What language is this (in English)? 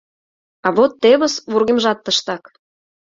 Mari